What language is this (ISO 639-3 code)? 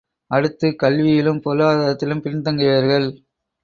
tam